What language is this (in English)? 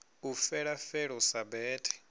Venda